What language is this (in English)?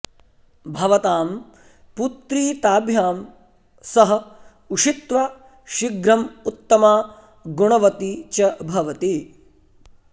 Sanskrit